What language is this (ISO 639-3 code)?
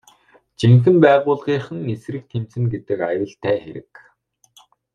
mon